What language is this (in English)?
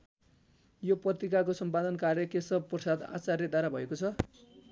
Nepali